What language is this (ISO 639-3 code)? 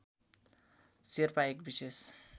nep